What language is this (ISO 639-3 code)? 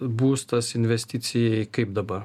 lit